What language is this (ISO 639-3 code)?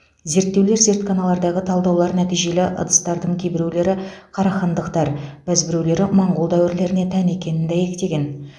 kaz